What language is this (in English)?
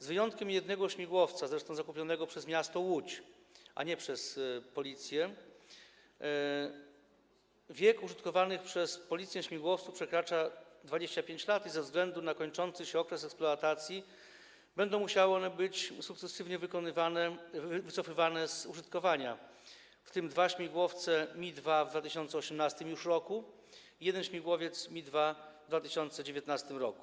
Polish